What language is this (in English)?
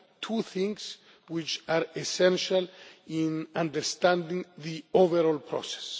English